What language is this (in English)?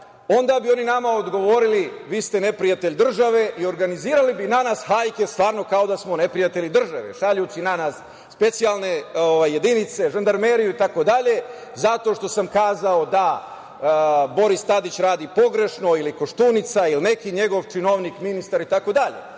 Serbian